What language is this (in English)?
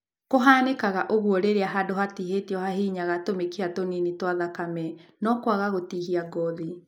Kikuyu